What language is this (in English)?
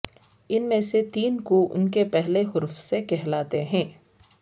Urdu